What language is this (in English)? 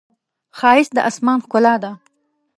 Pashto